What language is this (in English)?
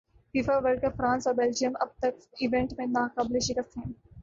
Urdu